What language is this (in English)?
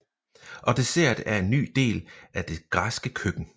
Danish